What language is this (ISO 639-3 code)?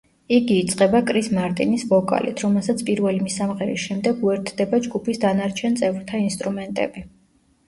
kat